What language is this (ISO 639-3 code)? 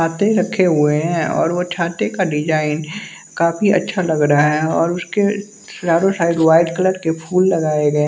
hin